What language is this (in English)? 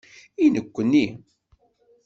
Kabyle